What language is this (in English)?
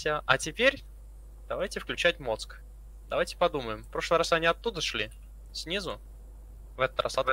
Russian